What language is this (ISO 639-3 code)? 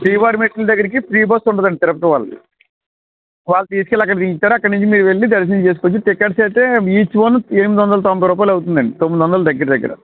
tel